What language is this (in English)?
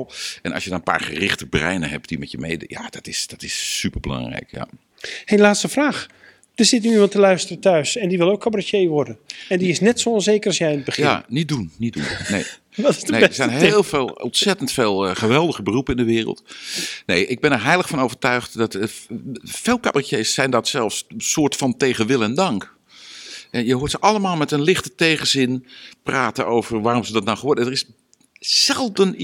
Dutch